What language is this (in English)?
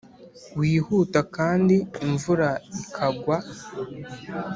Kinyarwanda